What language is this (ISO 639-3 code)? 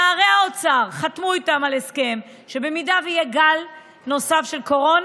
heb